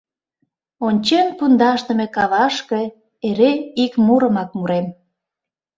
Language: Mari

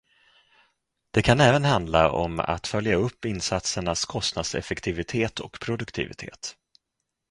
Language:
Swedish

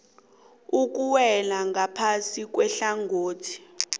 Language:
South Ndebele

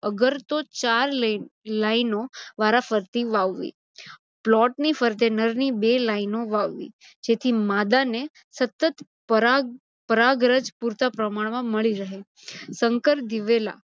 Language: Gujarati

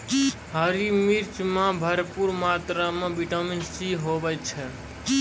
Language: Maithili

